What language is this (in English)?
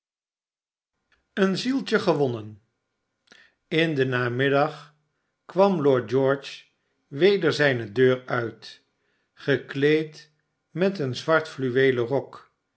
Dutch